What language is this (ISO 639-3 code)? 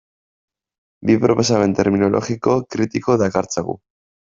eus